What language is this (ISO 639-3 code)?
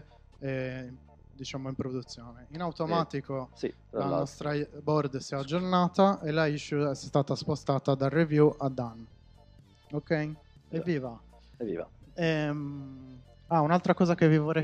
ita